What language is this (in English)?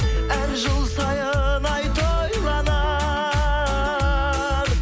Kazakh